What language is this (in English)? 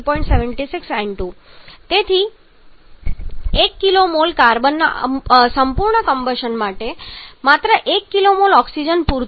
Gujarati